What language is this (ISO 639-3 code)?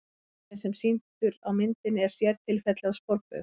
isl